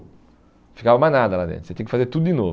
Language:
Portuguese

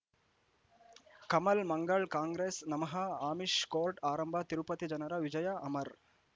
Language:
Kannada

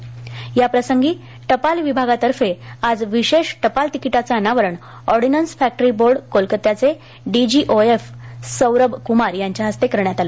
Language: Marathi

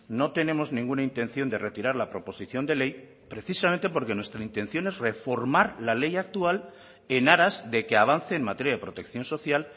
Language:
Spanish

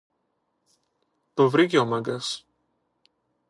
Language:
Greek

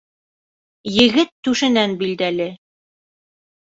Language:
Bashkir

